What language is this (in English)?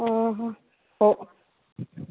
Odia